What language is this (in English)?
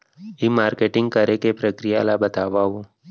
Chhattisgarhi